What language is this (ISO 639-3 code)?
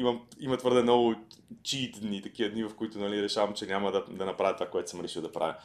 bul